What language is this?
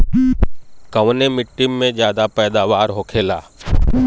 Bhojpuri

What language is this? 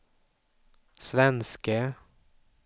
Swedish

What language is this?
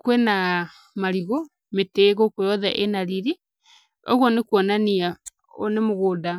Kikuyu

